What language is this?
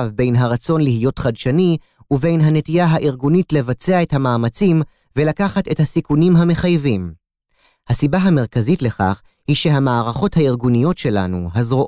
Hebrew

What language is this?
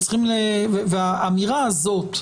Hebrew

